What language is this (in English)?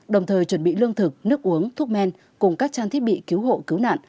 Vietnamese